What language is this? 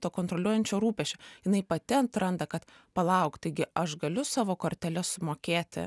Lithuanian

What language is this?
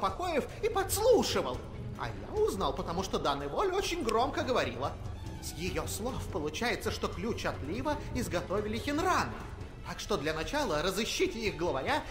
Russian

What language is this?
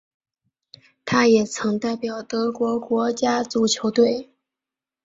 Chinese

